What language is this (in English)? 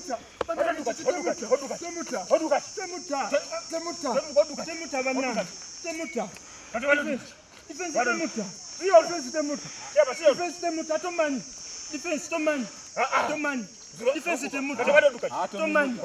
Korean